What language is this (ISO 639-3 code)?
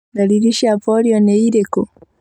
kik